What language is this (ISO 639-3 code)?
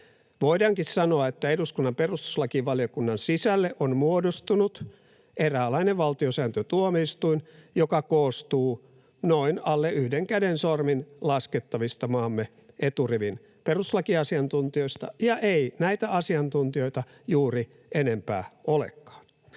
fin